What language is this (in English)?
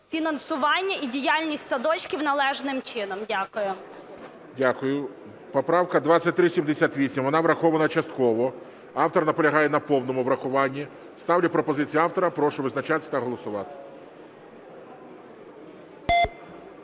Ukrainian